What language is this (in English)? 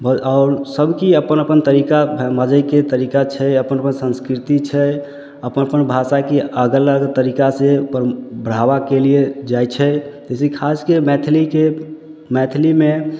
Maithili